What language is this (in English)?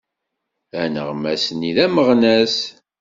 Kabyle